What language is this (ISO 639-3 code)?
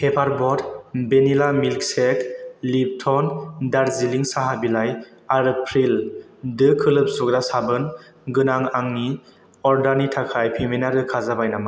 brx